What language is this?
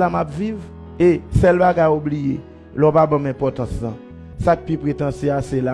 French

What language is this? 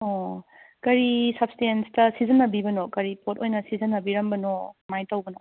Manipuri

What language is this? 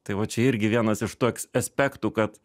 Lithuanian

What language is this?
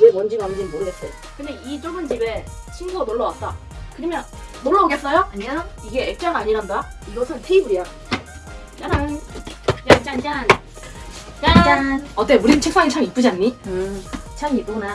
Korean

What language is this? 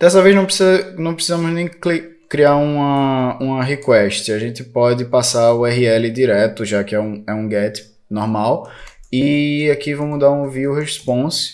Portuguese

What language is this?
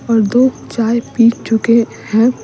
Hindi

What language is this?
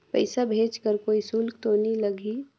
Chhattisgarhi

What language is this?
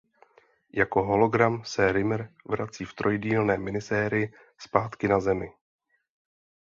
Czech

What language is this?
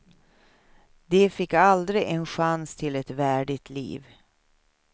Swedish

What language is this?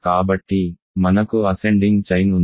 Telugu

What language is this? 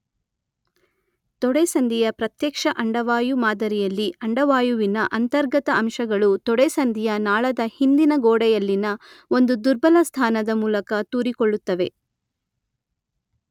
Kannada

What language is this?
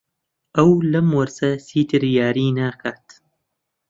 Central Kurdish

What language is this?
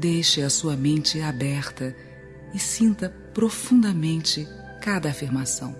Portuguese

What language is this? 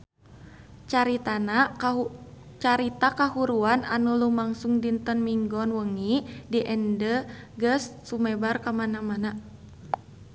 Sundanese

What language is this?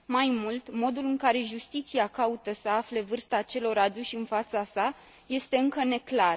Romanian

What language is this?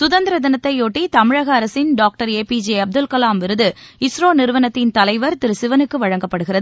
Tamil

